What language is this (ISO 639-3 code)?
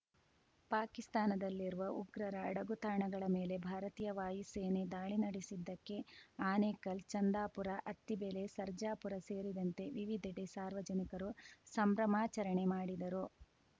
kan